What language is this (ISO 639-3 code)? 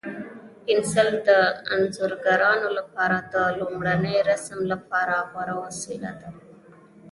pus